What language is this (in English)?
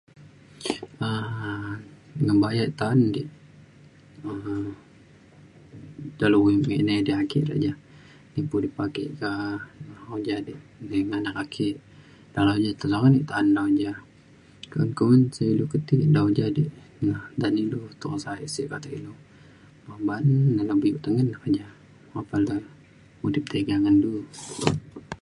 Mainstream Kenyah